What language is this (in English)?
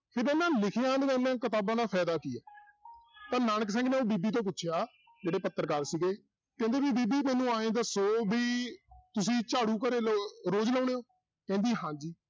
Punjabi